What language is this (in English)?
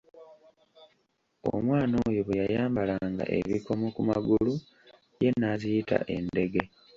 Ganda